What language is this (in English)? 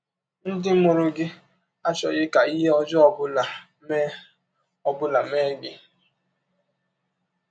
Igbo